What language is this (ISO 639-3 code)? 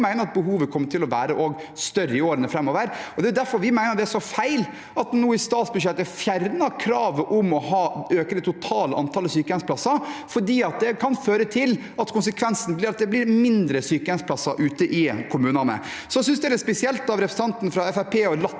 nor